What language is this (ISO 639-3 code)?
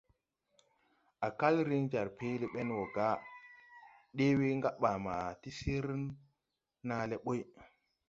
tui